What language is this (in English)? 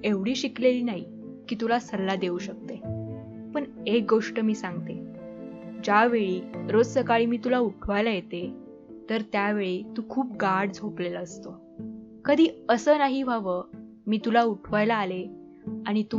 Marathi